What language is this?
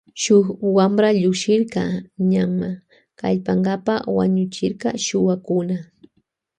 Loja Highland Quichua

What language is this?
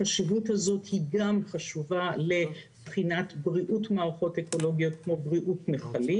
Hebrew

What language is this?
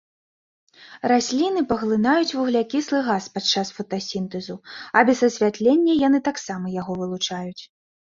Belarusian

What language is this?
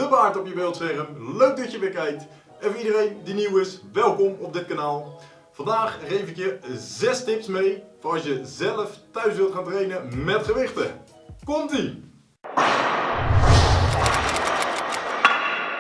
Dutch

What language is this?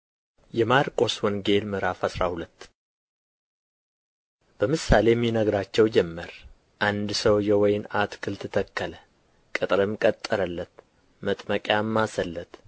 Amharic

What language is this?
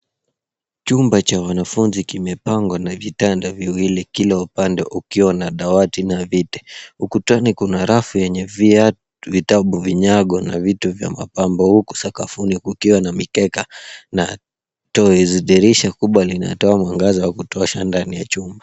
Swahili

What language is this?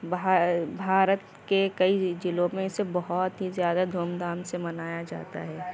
Urdu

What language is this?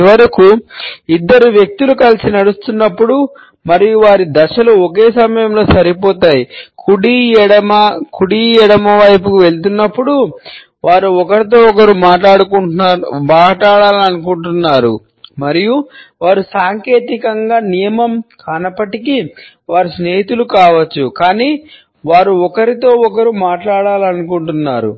Telugu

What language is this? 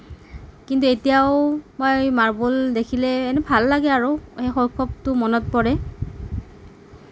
Assamese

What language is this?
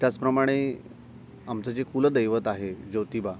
Marathi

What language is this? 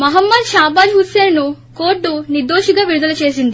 Telugu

